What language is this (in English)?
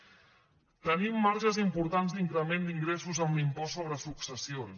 Catalan